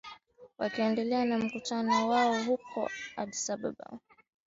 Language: Swahili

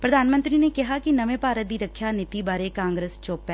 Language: Punjabi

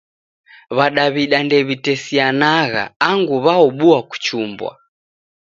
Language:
Taita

